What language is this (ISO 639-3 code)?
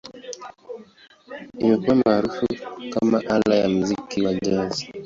swa